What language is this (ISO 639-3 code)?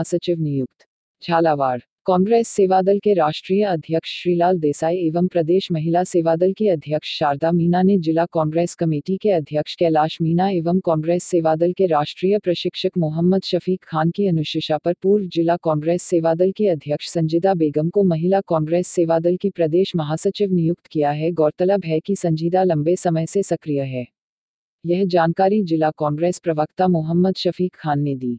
hin